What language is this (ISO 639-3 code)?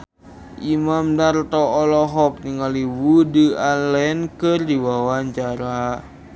sun